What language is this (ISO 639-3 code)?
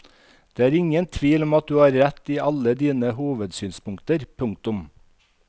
nor